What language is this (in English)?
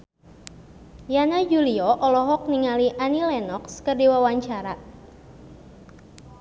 Sundanese